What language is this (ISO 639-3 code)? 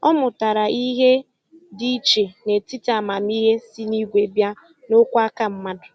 ibo